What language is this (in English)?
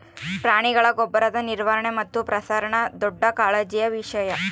Kannada